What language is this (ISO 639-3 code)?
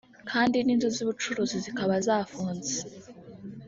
kin